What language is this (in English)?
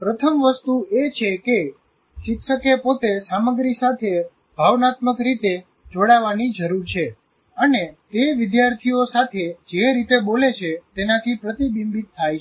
Gujarati